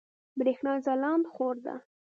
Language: Pashto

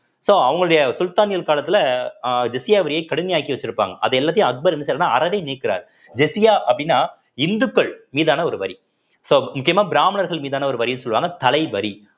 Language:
Tamil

